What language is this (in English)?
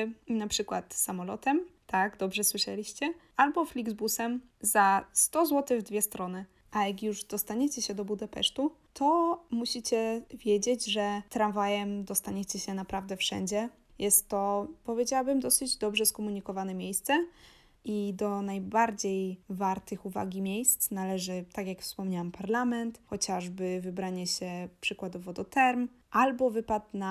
Polish